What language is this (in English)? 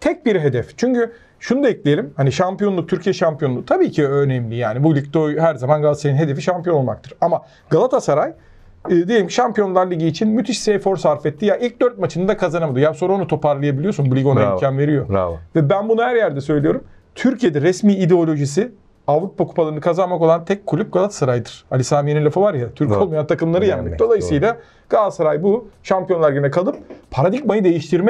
Turkish